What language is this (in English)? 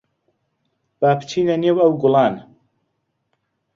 Central Kurdish